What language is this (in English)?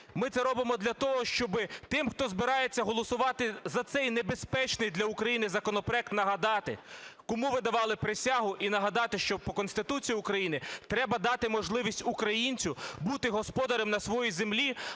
Ukrainian